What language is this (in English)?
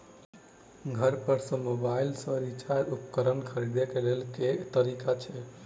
Maithili